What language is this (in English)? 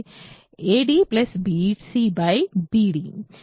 Telugu